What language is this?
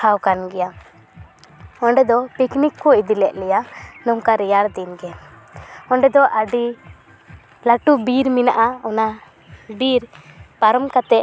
Santali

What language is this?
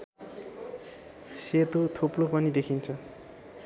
Nepali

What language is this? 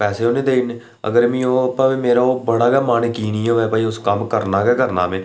Dogri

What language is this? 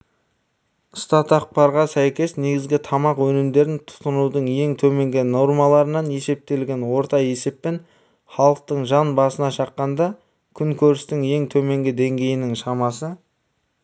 Kazakh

